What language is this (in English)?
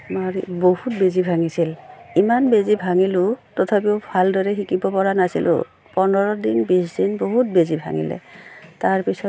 Assamese